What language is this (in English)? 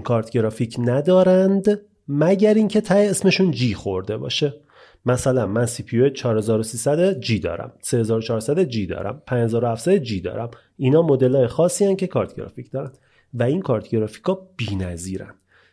Persian